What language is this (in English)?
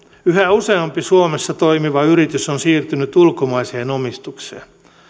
Finnish